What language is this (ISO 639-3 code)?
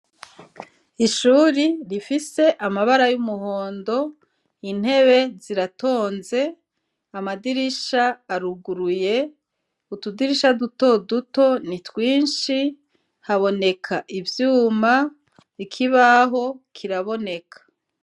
run